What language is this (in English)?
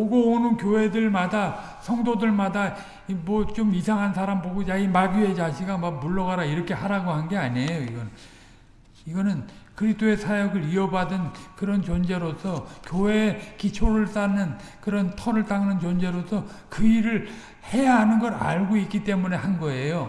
Korean